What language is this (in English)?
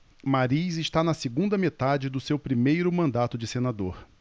Portuguese